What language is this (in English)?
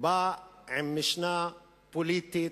Hebrew